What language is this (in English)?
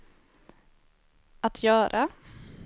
Swedish